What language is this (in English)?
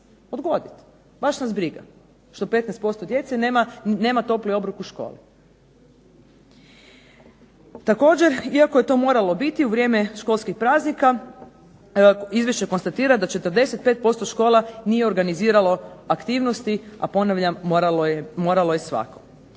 Croatian